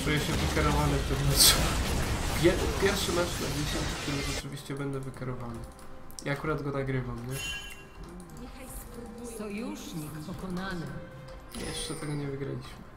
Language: Polish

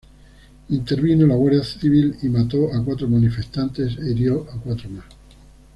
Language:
Spanish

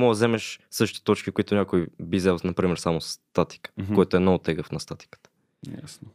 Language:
Bulgarian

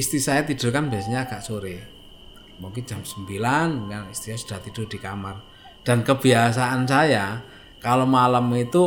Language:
Indonesian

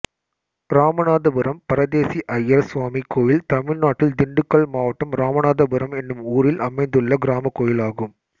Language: Tamil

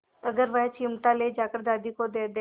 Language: Hindi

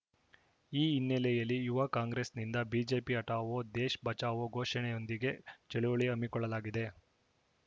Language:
Kannada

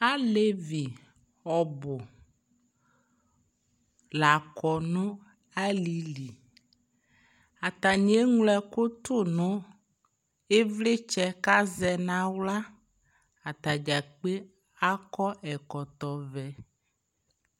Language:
Ikposo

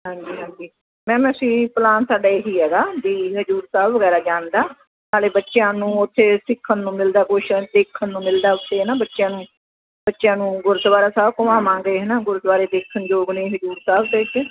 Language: Punjabi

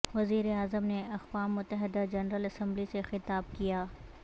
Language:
Urdu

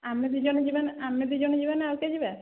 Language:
Odia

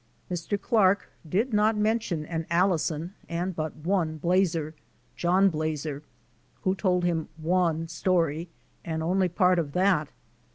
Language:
English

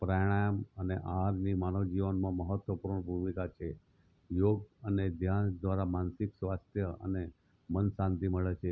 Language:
Gujarati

